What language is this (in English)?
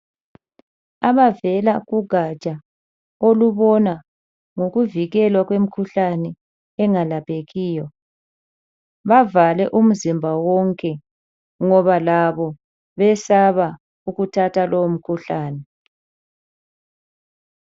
North Ndebele